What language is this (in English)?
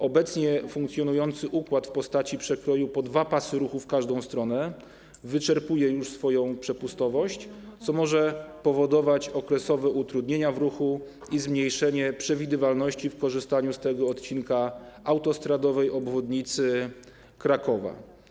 Polish